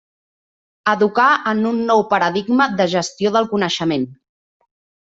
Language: Catalan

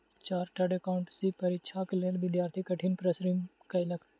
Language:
Maithili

